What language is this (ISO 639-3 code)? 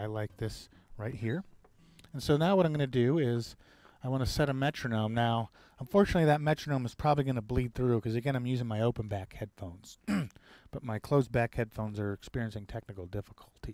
eng